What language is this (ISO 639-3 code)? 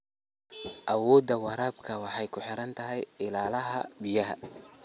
som